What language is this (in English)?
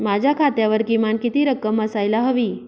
Marathi